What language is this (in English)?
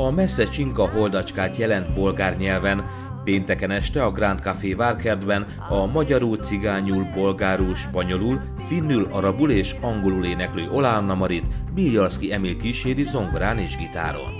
Hungarian